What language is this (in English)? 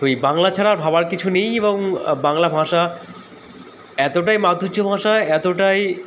Bangla